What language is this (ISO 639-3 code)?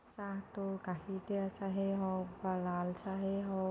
asm